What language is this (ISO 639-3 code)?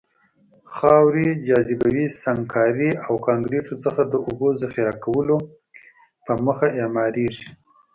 pus